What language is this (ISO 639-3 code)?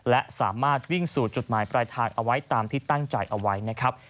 tha